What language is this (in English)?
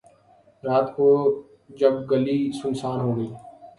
Urdu